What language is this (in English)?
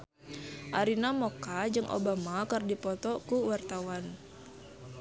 Sundanese